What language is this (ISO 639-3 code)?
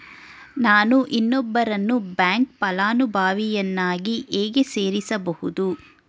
kan